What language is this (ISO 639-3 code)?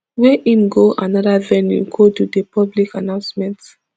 pcm